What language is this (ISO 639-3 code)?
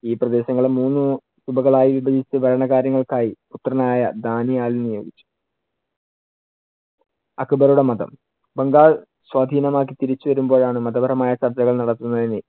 mal